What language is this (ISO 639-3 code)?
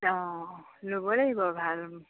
asm